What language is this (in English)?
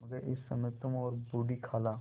Hindi